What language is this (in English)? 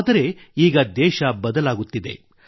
Kannada